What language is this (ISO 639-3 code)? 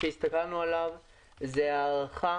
heb